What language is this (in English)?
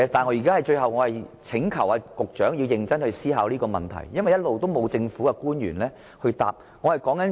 Cantonese